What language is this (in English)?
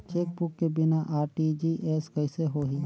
Chhattisgarhi